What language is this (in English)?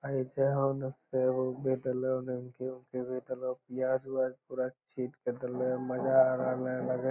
Magahi